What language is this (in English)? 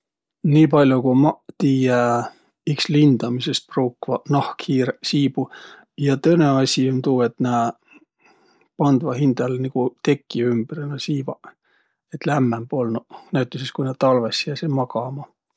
Võro